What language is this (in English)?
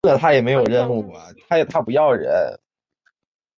Chinese